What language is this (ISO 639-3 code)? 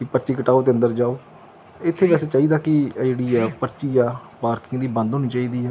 pan